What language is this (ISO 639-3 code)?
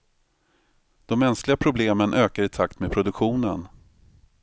swe